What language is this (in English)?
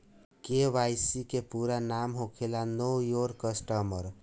Bhojpuri